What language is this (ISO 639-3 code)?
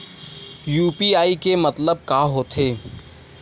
hne